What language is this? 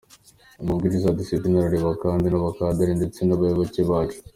Kinyarwanda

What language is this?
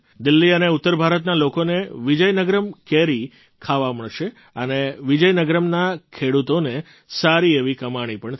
Gujarati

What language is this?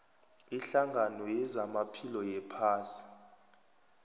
South Ndebele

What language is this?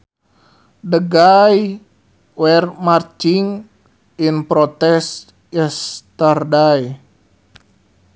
Sundanese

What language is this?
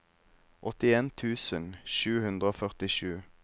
Norwegian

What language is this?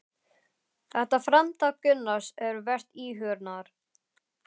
Icelandic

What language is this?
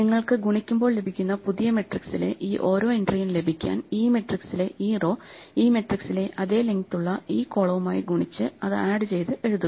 Malayalam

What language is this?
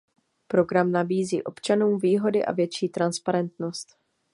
Czech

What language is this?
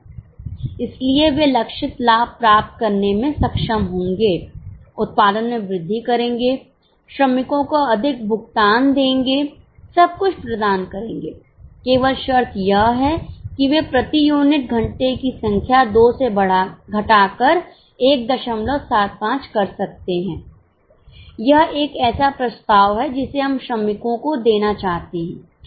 Hindi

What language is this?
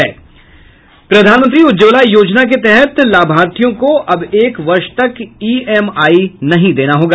Hindi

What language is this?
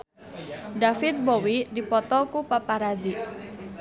Sundanese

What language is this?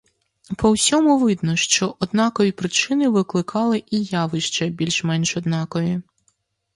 Ukrainian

